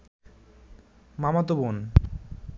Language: Bangla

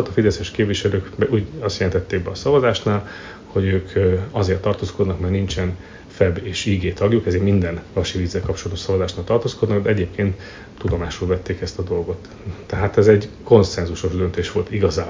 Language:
Hungarian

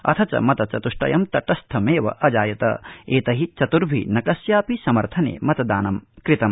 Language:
Sanskrit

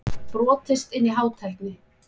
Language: Icelandic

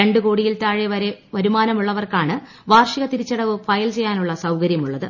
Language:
Malayalam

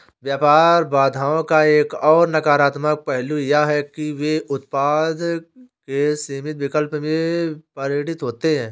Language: Hindi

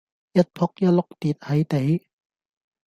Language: Cantonese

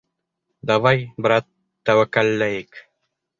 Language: Bashkir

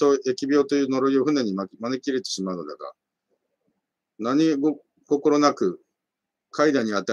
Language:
Japanese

